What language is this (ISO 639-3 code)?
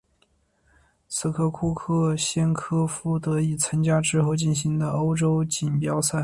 zho